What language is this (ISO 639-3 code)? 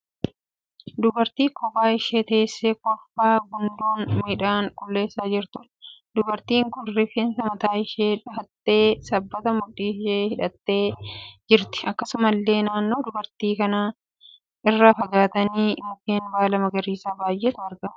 orm